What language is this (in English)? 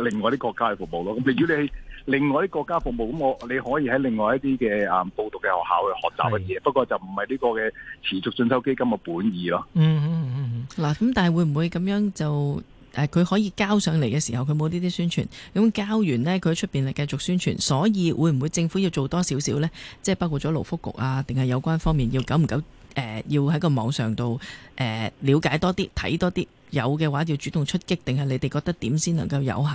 Chinese